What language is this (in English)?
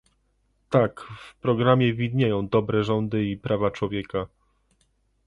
Polish